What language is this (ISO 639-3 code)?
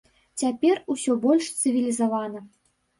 bel